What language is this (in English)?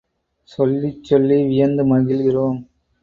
Tamil